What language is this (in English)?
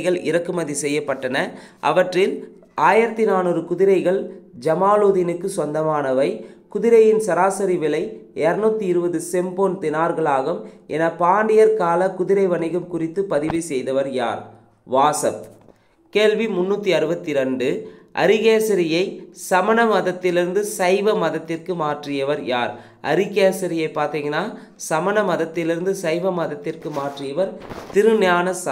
Tamil